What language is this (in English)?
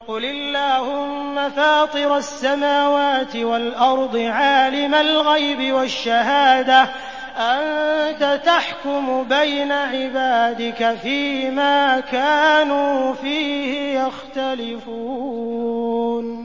Arabic